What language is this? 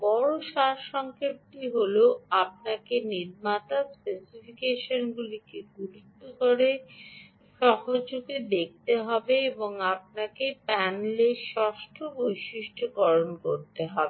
Bangla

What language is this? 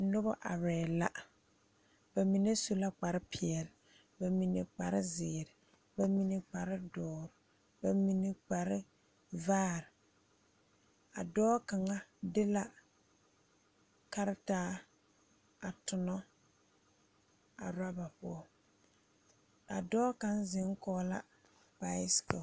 Southern Dagaare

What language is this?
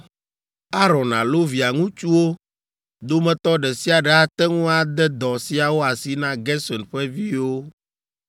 Ewe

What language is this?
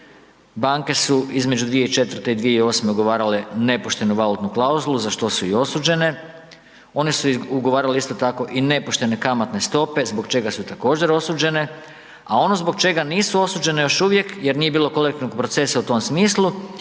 Croatian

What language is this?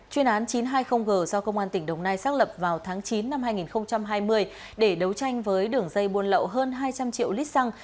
Vietnamese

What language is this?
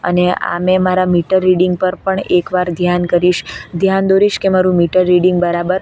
Gujarati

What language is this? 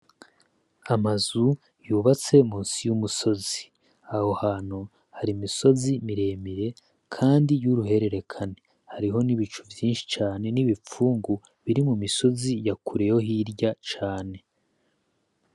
Rundi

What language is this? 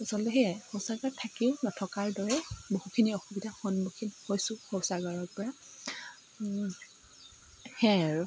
Assamese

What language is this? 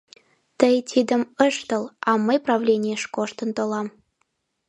Mari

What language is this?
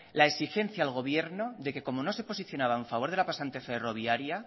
Spanish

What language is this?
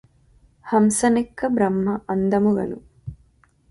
Telugu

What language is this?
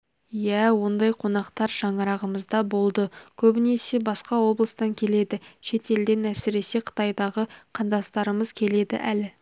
Kazakh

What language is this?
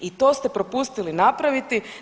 Croatian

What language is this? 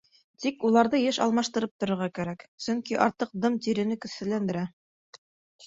Bashkir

